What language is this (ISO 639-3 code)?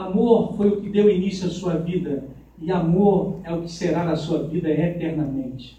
por